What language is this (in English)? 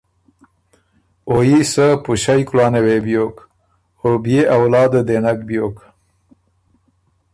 Ormuri